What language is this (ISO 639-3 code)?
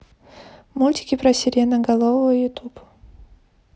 rus